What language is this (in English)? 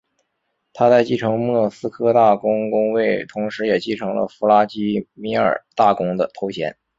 Chinese